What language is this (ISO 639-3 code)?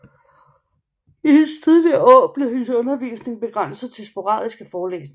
dan